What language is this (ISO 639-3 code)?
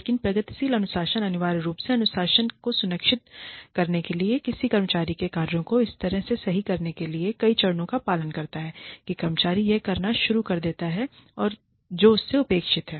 hin